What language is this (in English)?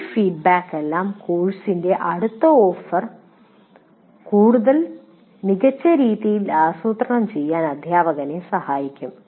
Malayalam